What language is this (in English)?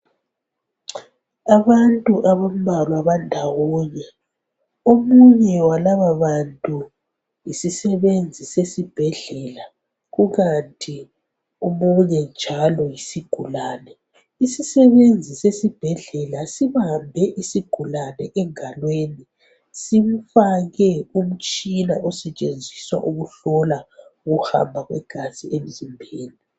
North Ndebele